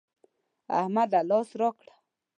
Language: Pashto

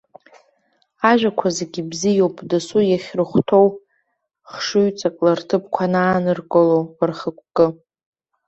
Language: Abkhazian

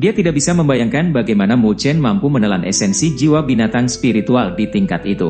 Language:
Indonesian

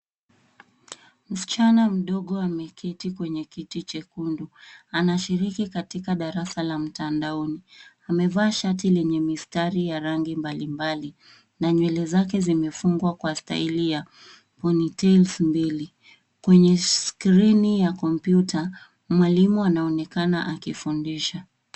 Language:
Swahili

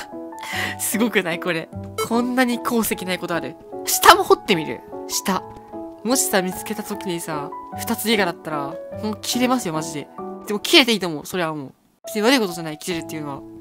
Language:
Japanese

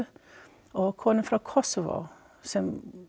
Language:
Icelandic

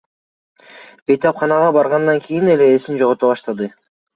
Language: Kyrgyz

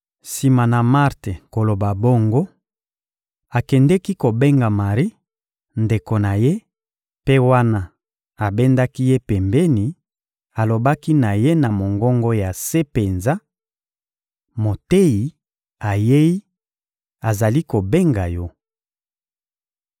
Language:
Lingala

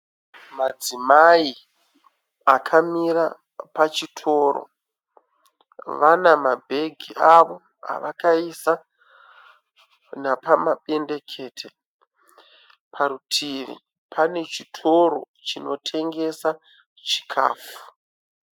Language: Shona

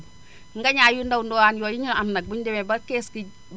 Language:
Wolof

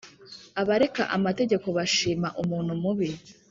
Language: Kinyarwanda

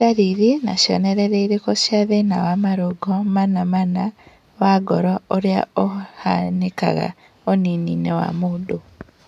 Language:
Kikuyu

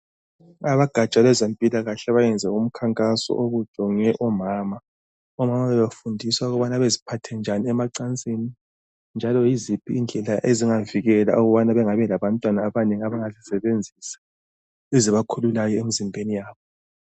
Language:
North Ndebele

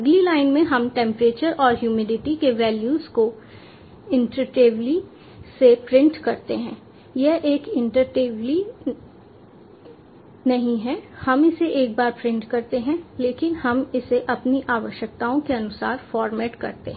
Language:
Hindi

